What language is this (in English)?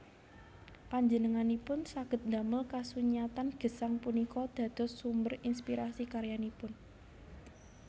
Javanese